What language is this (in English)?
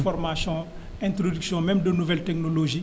Wolof